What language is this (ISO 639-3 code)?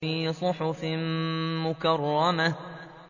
ara